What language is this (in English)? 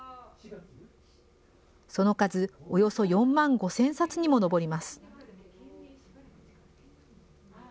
Japanese